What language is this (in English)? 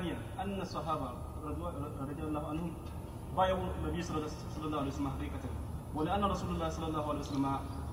Arabic